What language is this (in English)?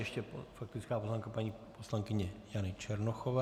Czech